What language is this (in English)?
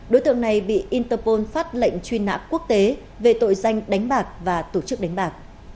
Vietnamese